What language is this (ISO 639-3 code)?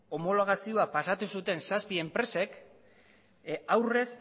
eus